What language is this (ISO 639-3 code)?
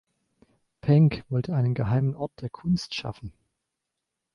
deu